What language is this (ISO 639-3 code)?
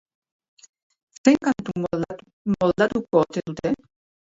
eus